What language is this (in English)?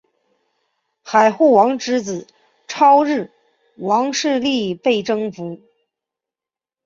Chinese